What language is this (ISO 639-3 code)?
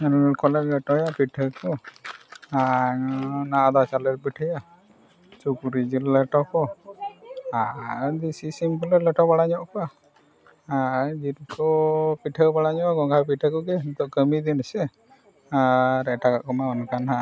sat